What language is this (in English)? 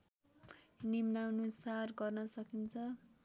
Nepali